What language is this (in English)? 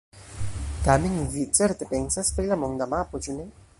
Esperanto